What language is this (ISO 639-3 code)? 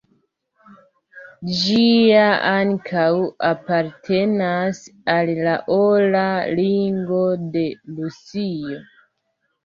epo